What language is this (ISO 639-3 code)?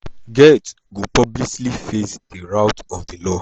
pcm